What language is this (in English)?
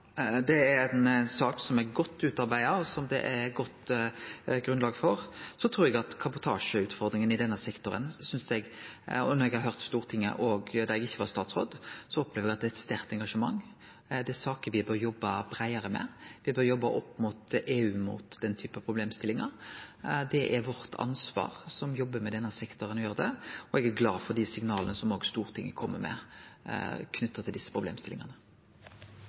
Norwegian Nynorsk